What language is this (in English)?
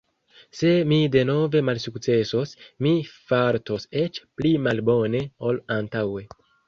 Esperanto